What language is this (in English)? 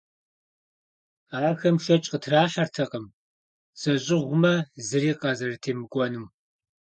Kabardian